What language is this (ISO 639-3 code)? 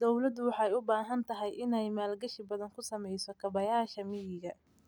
som